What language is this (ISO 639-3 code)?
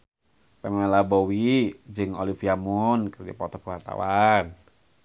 sun